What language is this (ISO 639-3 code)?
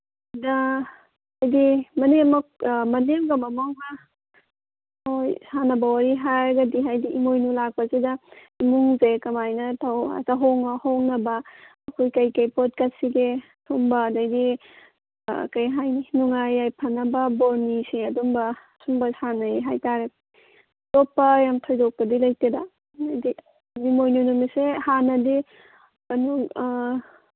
mni